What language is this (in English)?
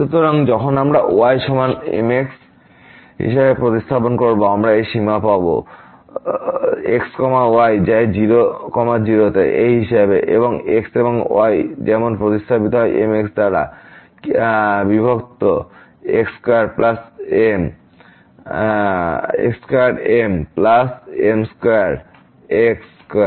Bangla